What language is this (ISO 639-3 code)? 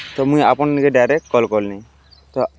ori